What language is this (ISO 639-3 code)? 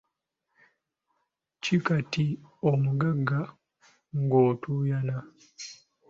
lug